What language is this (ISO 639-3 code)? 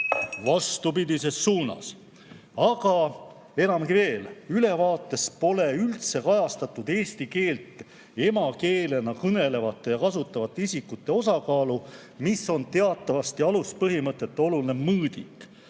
est